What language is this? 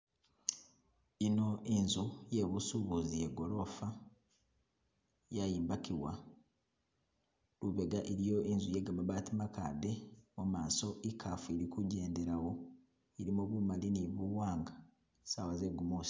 Masaaba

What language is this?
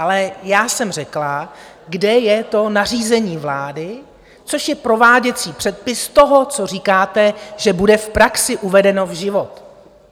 Czech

